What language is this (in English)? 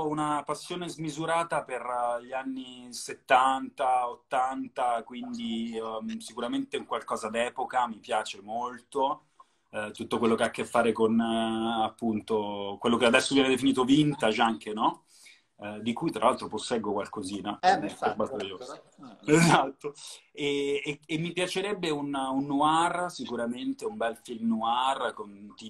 Italian